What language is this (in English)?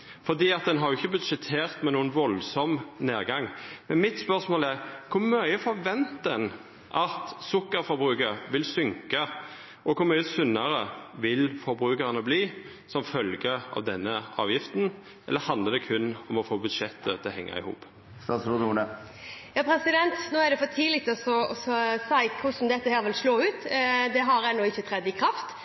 Norwegian